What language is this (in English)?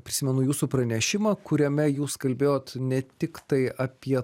Lithuanian